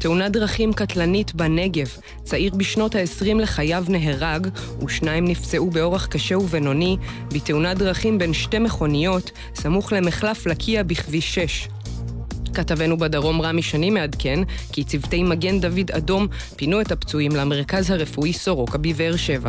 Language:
Hebrew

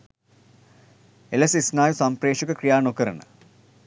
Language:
Sinhala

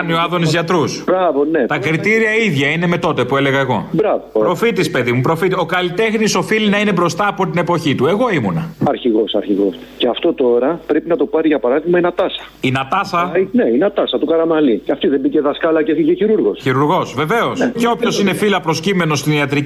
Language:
Greek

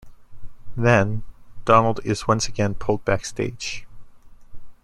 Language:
English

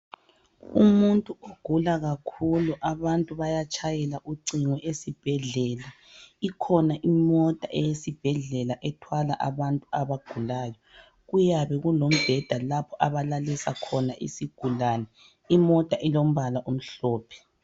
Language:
North Ndebele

